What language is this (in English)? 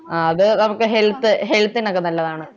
Malayalam